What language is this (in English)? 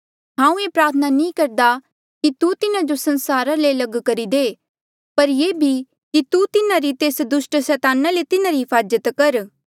Mandeali